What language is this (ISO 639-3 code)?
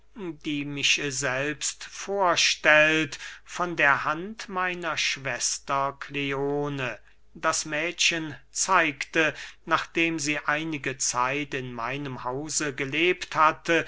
deu